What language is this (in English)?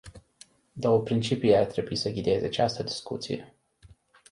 Romanian